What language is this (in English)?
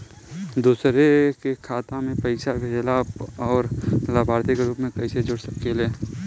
Bhojpuri